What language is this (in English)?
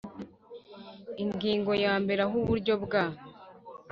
Kinyarwanda